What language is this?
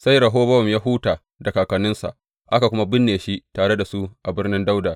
Hausa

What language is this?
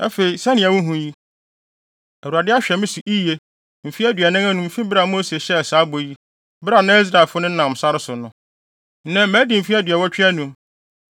Akan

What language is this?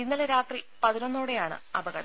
Malayalam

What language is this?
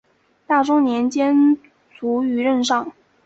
Chinese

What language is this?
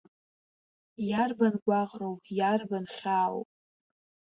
Abkhazian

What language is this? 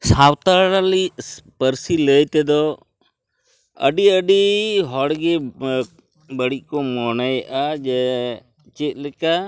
Santali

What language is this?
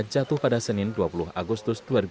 Indonesian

